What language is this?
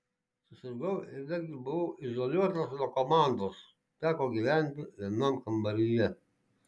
Lithuanian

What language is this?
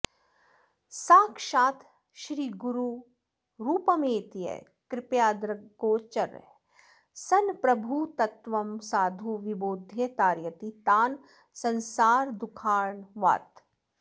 Sanskrit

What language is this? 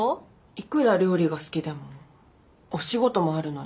Japanese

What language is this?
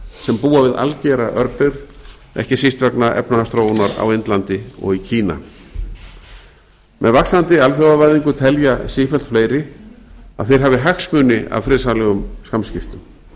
Icelandic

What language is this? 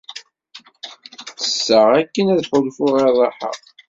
Kabyle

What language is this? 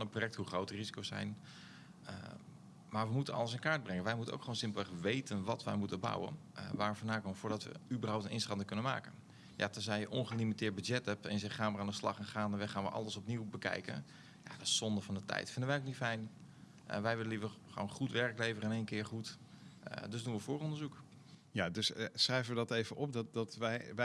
Dutch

